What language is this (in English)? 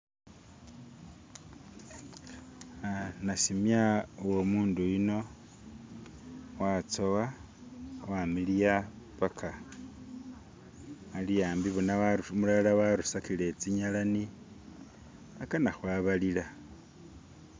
Masaaba